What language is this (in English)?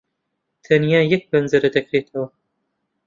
Central Kurdish